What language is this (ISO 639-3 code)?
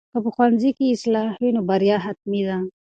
pus